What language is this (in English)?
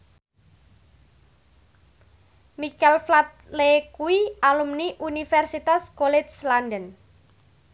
Javanese